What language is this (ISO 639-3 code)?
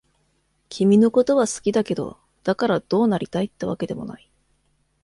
jpn